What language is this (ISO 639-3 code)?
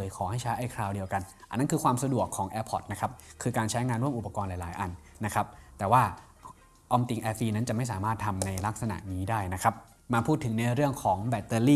tha